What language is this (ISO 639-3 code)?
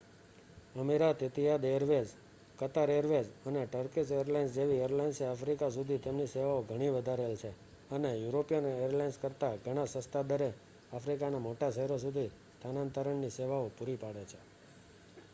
guj